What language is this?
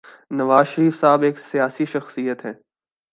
Urdu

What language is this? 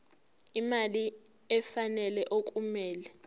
Zulu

